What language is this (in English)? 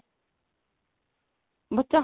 Punjabi